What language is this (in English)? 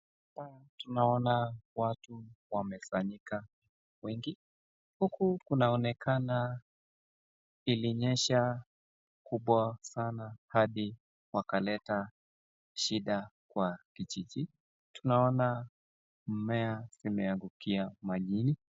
Swahili